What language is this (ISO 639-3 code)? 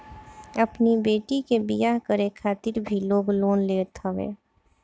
bho